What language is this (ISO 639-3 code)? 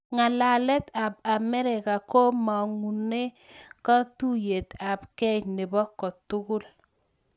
kln